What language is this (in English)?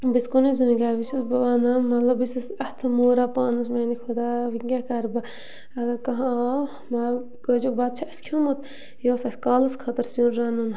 Kashmiri